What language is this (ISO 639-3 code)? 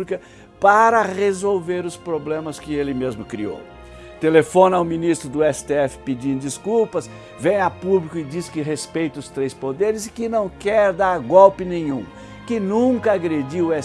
por